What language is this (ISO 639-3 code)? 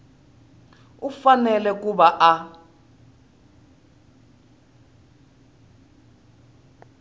tso